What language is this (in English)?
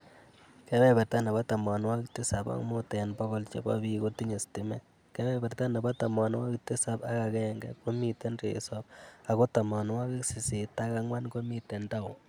Kalenjin